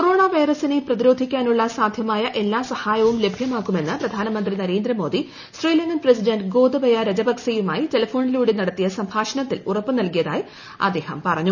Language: Malayalam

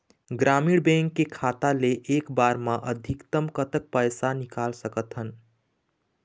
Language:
Chhattisgarhi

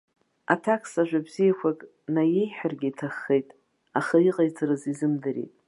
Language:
Abkhazian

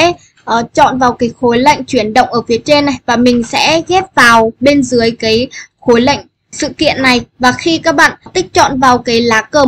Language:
Vietnamese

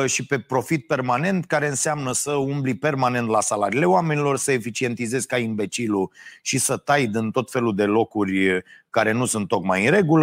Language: Romanian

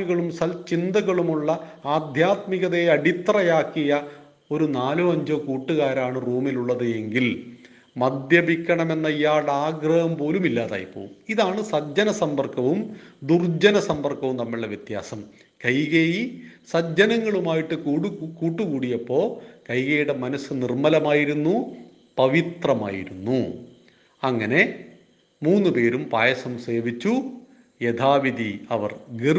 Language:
Malayalam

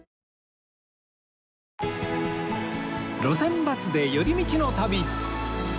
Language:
Japanese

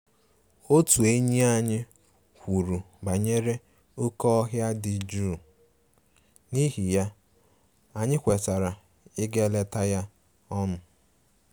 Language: Igbo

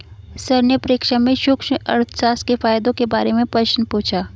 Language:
Hindi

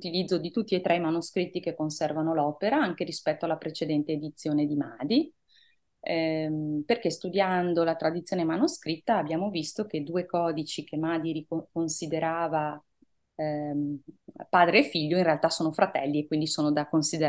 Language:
Italian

